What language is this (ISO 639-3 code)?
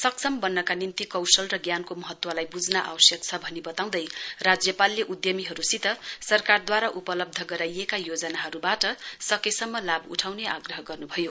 nep